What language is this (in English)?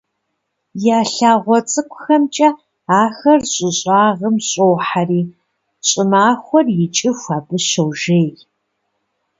Kabardian